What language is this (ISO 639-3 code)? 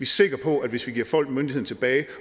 dan